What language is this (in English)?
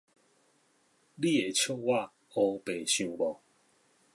Min Nan Chinese